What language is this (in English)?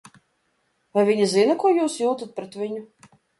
Latvian